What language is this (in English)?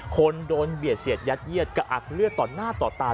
Thai